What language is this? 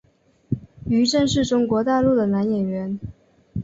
Chinese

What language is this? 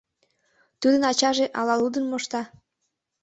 Mari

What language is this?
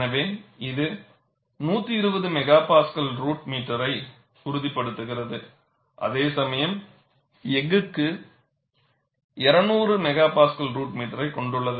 Tamil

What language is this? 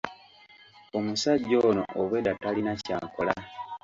Ganda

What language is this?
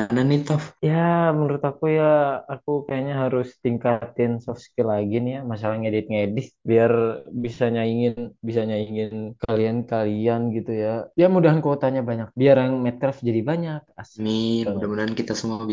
Indonesian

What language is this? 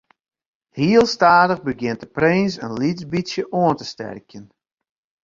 Western Frisian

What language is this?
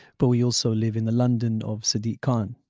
English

